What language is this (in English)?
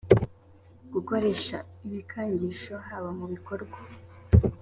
Kinyarwanda